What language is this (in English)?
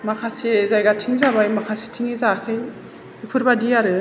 Bodo